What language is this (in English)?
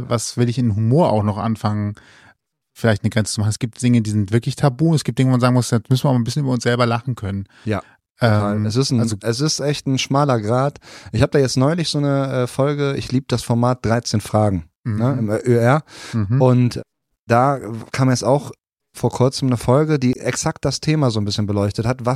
German